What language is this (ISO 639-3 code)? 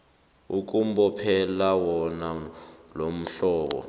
nbl